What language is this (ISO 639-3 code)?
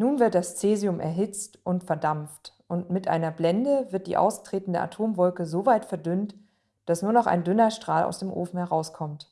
deu